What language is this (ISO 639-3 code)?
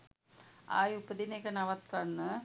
sin